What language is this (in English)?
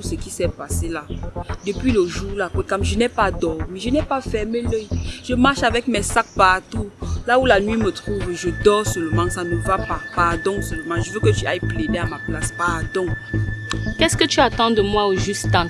French